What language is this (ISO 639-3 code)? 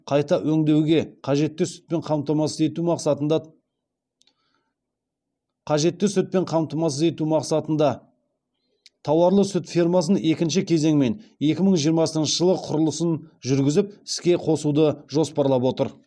kaz